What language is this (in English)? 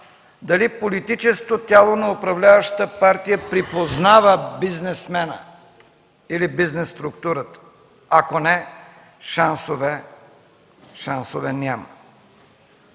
Bulgarian